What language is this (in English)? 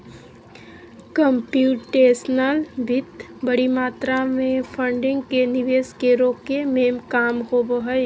Magahi